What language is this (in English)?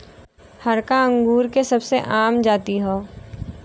Bhojpuri